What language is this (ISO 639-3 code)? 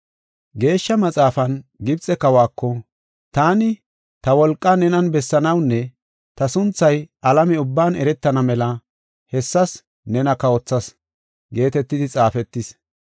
gof